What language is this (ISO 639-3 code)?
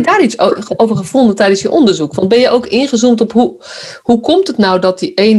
nld